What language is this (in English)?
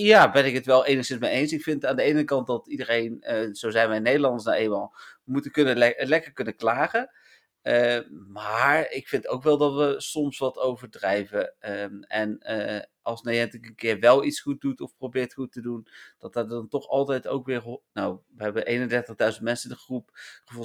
Dutch